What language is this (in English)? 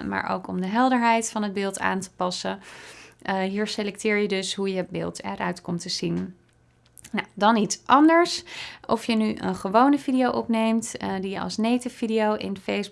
Dutch